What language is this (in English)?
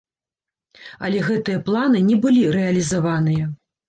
Belarusian